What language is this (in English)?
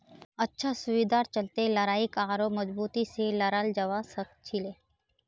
Magahi